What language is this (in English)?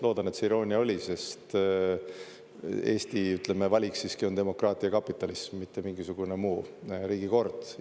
Estonian